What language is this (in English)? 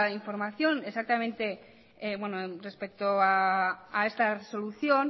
Spanish